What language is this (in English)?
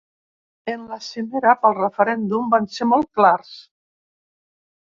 Catalan